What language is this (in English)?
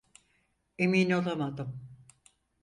Turkish